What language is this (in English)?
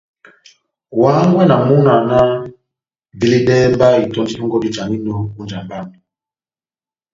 Batanga